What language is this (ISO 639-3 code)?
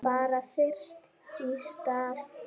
isl